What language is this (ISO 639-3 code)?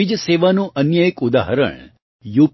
guj